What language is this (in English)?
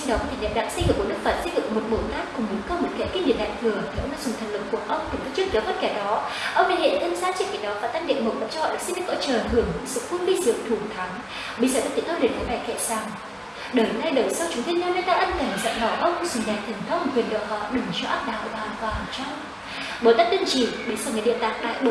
Vietnamese